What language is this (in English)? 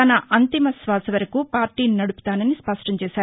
Telugu